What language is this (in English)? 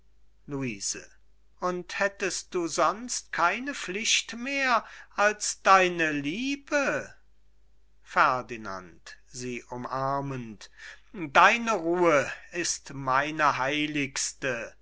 German